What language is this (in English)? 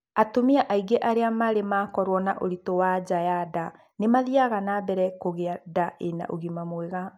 Kikuyu